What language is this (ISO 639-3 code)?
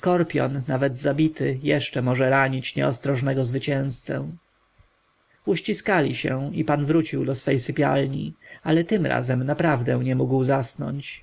pol